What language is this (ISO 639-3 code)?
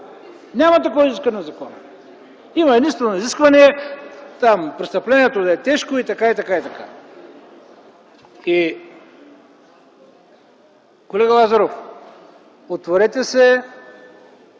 bul